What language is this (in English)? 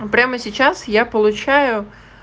Russian